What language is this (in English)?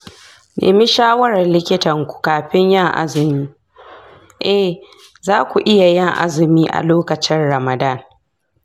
Hausa